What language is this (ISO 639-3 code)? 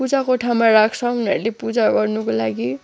nep